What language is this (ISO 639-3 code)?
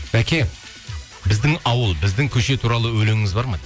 kaz